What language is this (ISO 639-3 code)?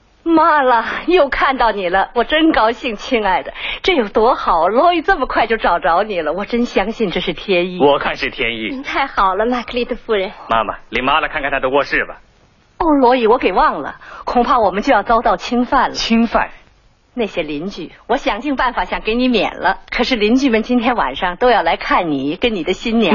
zho